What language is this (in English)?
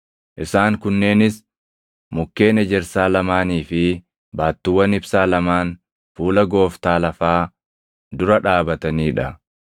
Oromo